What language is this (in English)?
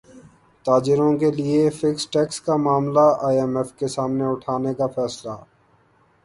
Urdu